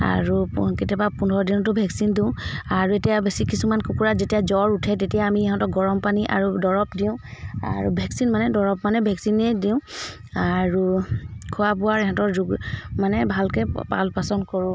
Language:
Assamese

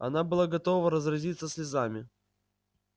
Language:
Russian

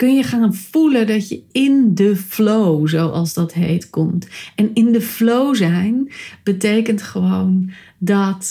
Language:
Dutch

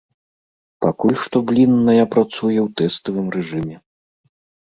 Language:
Belarusian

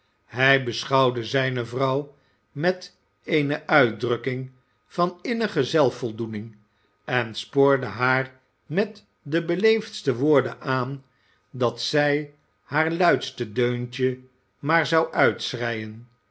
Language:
Dutch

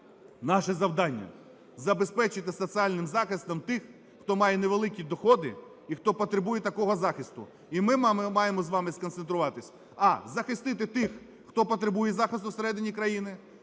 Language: Ukrainian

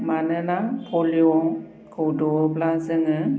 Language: Bodo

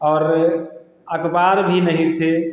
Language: Hindi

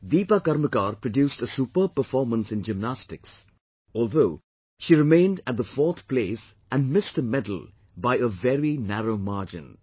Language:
English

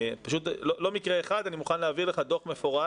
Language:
Hebrew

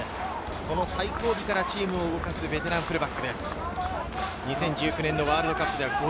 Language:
Japanese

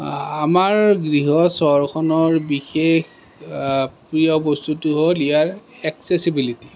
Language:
Assamese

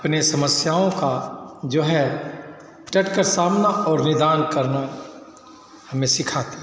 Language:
Hindi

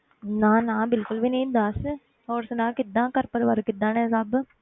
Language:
Punjabi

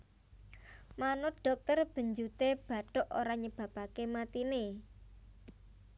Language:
Javanese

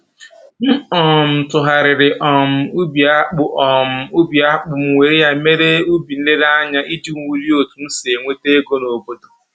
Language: Igbo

